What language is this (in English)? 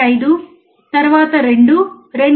Telugu